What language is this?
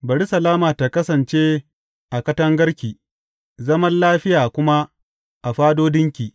Hausa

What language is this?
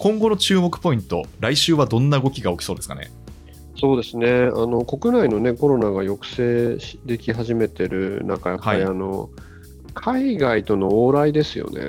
Japanese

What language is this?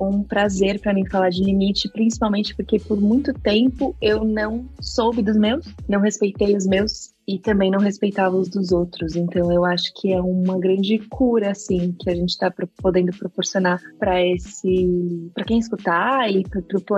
Portuguese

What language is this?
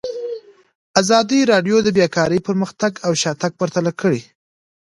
Pashto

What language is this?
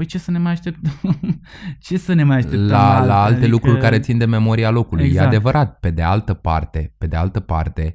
Romanian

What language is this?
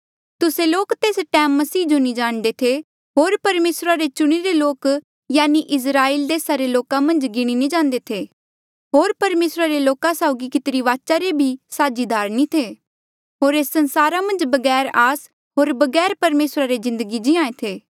Mandeali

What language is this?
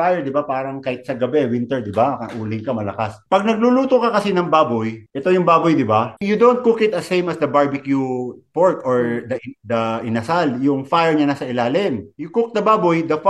Filipino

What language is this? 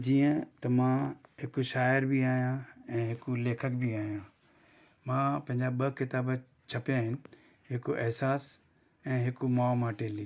Sindhi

